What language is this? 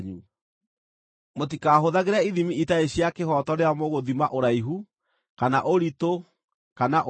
Kikuyu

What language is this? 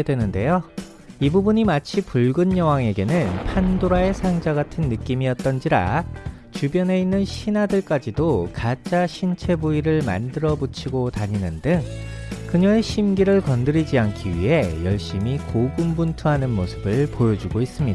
Korean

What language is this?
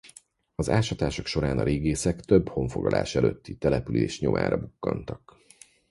Hungarian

